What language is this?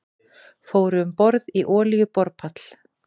Icelandic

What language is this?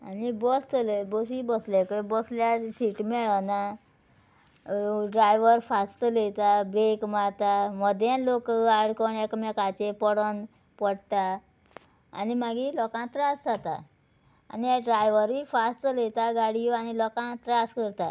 Konkani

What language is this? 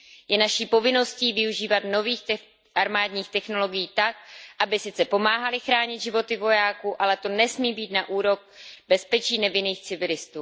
Czech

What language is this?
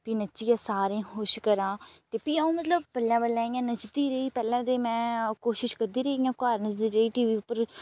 Dogri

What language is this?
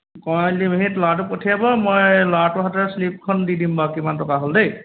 Assamese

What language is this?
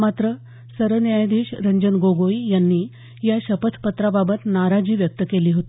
Marathi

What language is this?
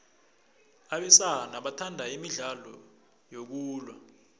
South Ndebele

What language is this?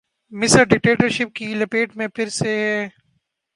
Urdu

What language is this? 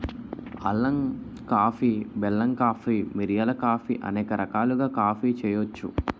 Telugu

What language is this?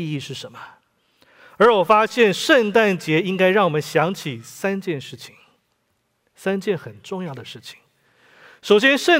Chinese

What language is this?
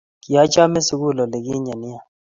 Kalenjin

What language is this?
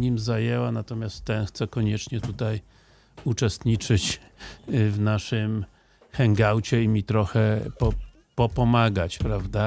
Polish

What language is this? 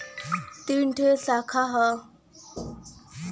Bhojpuri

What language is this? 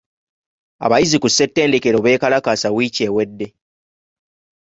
Ganda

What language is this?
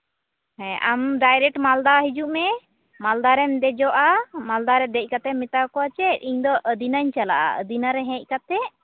Santali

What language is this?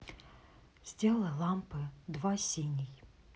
Russian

